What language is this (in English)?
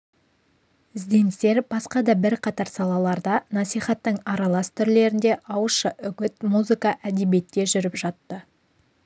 Kazakh